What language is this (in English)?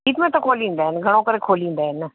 Sindhi